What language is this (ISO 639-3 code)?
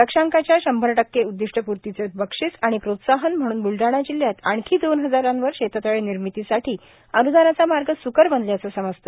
mar